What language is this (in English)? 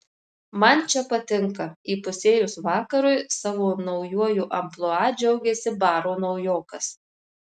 Lithuanian